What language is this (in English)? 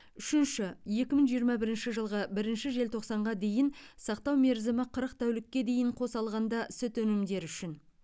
Kazakh